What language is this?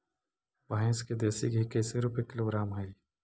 Magahi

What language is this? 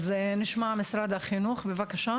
Hebrew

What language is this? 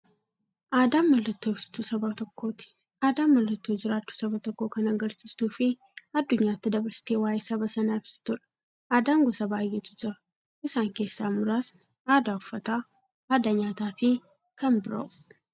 Oromo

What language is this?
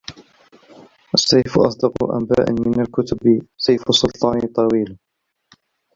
Arabic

